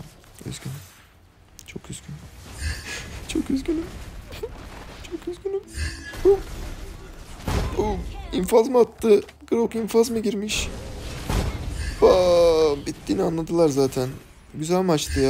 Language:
Turkish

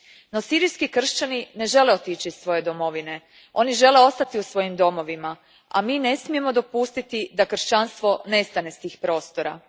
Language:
Croatian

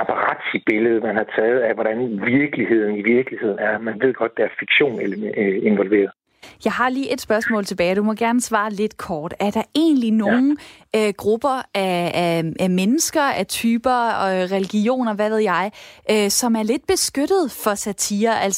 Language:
Danish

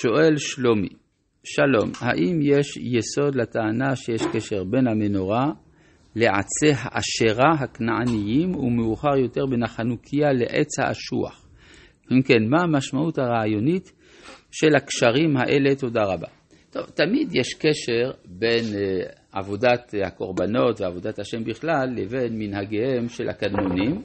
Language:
Hebrew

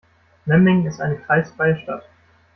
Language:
German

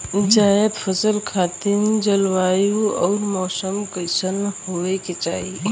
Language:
Bhojpuri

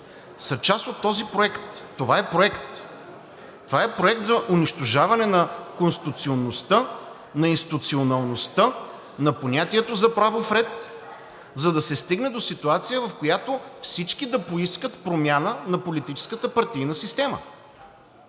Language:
Bulgarian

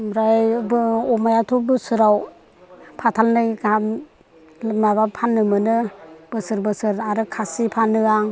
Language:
Bodo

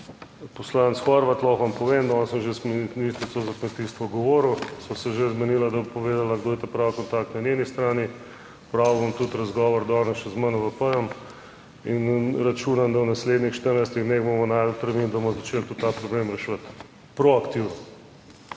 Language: Slovenian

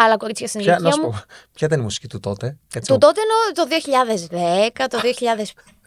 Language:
Greek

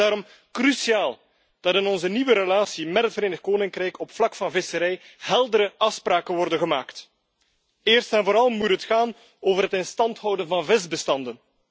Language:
Dutch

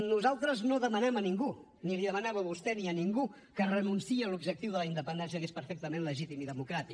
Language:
Catalan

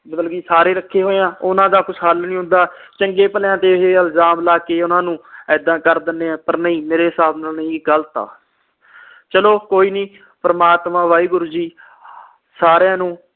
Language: Punjabi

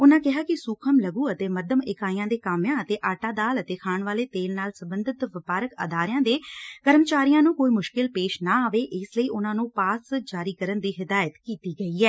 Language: Punjabi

